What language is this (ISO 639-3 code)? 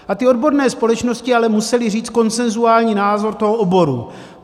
ces